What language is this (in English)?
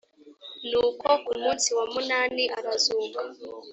Kinyarwanda